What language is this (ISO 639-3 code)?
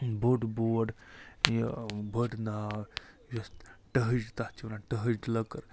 kas